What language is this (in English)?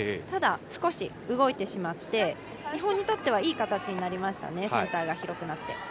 Japanese